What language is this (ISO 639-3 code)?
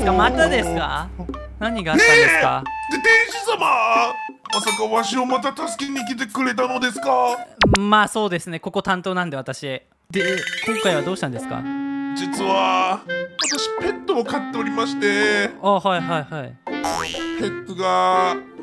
jpn